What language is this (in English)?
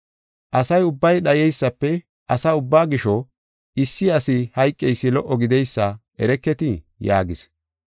Gofa